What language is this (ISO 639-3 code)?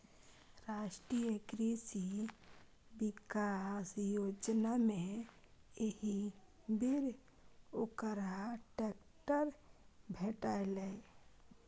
mai